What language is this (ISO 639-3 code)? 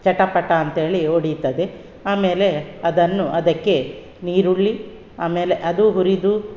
kan